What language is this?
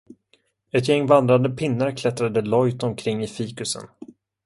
Swedish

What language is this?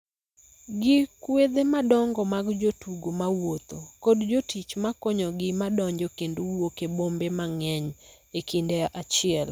Luo (Kenya and Tanzania)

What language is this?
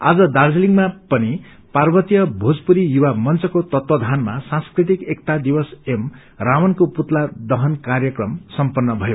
Nepali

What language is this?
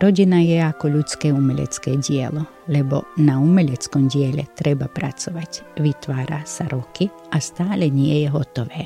Slovak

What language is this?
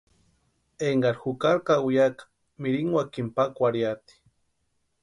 Western Highland Purepecha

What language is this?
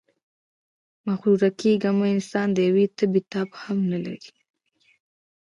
Pashto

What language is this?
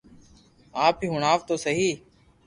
Loarki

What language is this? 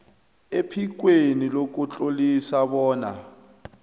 South Ndebele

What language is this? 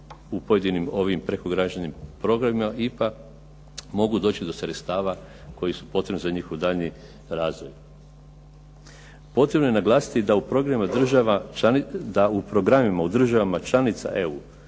Croatian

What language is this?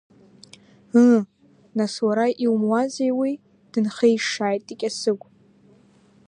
Abkhazian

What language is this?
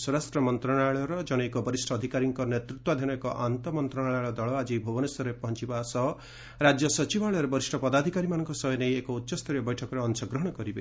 Odia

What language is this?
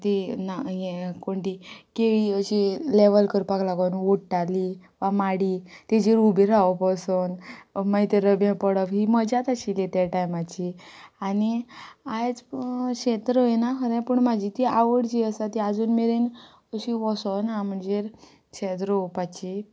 Konkani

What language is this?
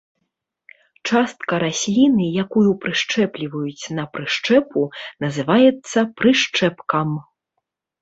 Belarusian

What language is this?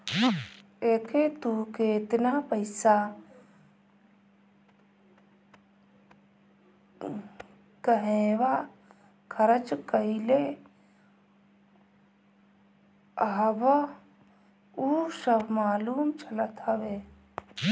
Bhojpuri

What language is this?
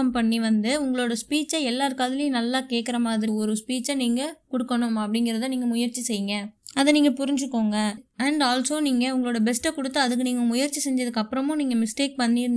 Tamil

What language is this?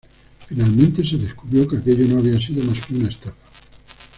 Spanish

